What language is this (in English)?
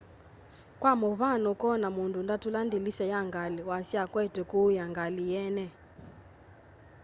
Kamba